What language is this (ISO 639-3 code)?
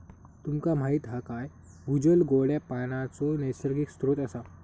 mar